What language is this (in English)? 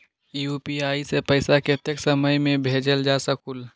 Magahi